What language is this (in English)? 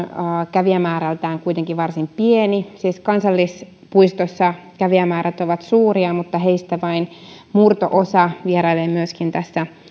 Finnish